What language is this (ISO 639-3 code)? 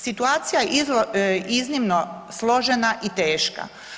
hrv